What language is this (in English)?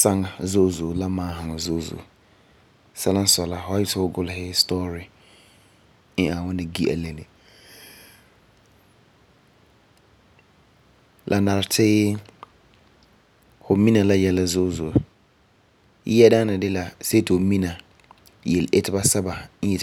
Frafra